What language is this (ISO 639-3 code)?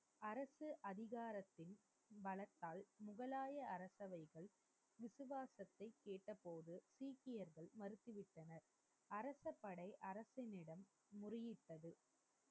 tam